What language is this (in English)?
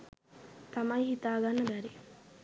Sinhala